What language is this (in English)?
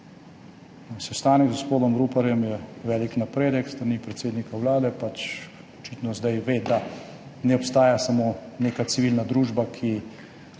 Slovenian